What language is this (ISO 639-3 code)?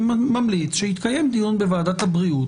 heb